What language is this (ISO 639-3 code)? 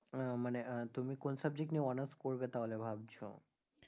ben